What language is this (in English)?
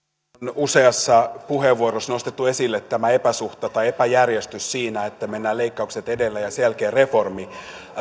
Finnish